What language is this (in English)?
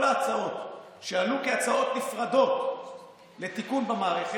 Hebrew